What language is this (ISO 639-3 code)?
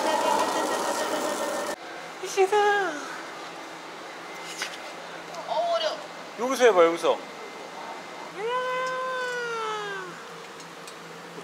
kor